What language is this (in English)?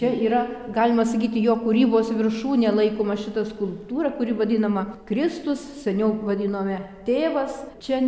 Lithuanian